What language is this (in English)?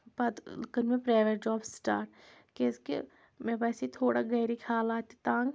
Kashmiri